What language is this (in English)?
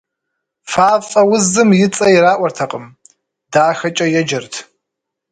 Kabardian